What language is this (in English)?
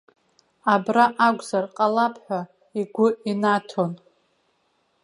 Abkhazian